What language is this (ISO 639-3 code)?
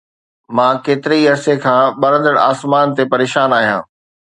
snd